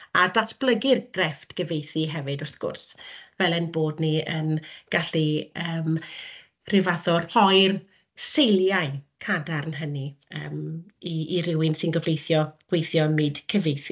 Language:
Welsh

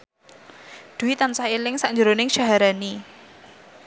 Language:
Javanese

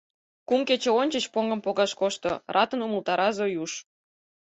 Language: Mari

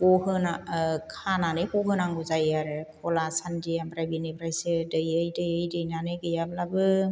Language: Bodo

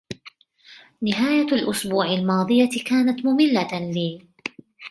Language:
Arabic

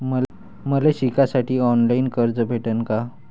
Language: Marathi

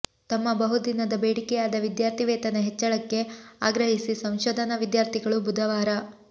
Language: Kannada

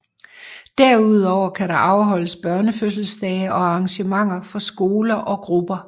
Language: Danish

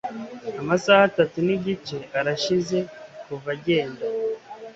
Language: Kinyarwanda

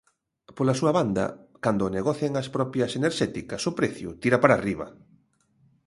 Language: Galician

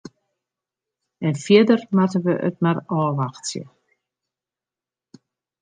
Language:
Western Frisian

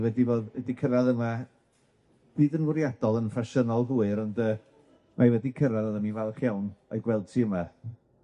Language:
Welsh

